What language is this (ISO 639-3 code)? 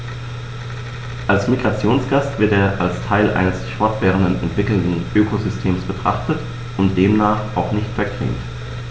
deu